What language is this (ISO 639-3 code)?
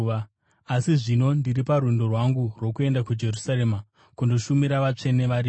sna